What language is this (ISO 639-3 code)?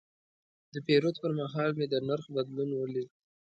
pus